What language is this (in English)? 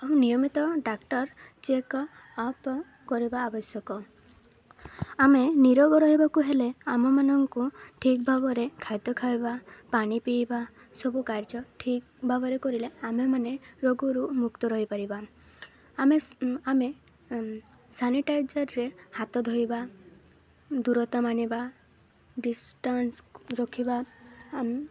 Odia